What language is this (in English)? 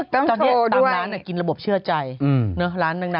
Thai